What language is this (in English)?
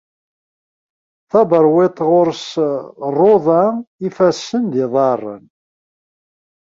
Kabyle